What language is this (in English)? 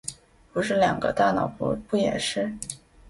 Chinese